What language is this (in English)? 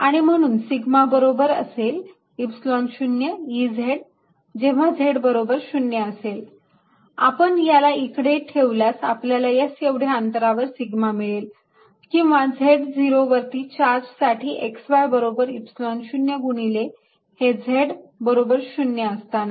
Marathi